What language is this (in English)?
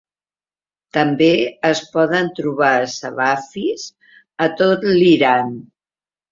Catalan